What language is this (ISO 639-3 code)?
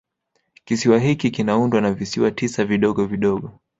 swa